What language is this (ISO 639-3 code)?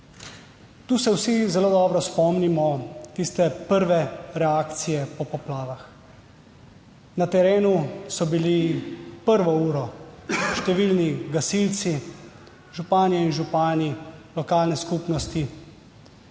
slv